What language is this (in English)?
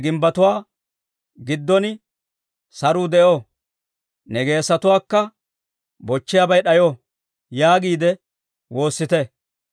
Dawro